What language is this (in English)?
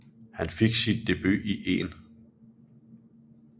Danish